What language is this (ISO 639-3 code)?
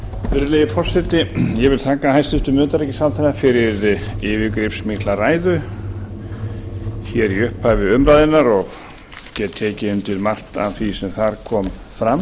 isl